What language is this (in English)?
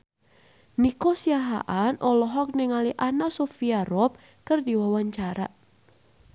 Sundanese